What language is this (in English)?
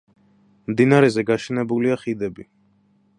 Georgian